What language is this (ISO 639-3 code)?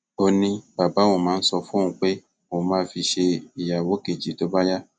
yor